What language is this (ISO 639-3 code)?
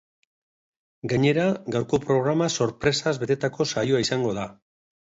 eus